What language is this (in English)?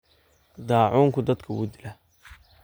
Somali